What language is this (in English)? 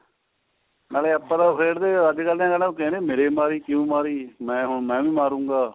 Punjabi